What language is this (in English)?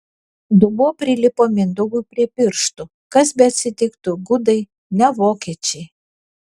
Lithuanian